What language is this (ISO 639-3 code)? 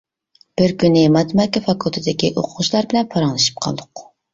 uig